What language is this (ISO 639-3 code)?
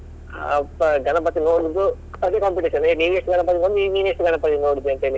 kan